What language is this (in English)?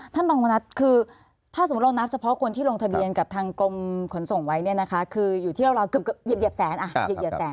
Thai